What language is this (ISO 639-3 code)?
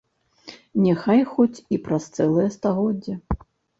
bel